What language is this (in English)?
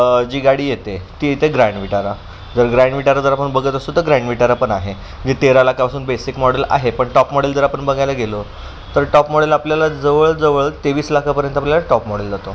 Marathi